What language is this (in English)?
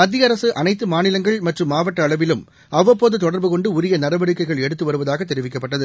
Tamil